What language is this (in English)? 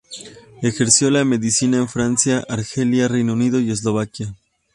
Spanish